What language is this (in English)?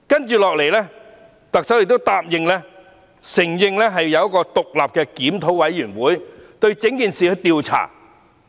Cantonese